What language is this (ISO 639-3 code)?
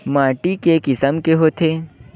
hne